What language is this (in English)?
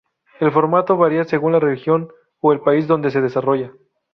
Spanish